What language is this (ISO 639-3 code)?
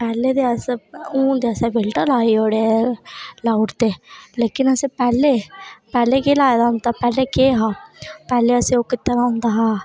doi